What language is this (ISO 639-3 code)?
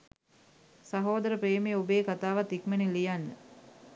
sin